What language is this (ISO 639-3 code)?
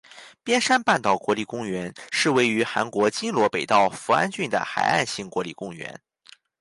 zho